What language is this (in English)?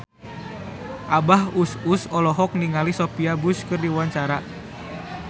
Sundanese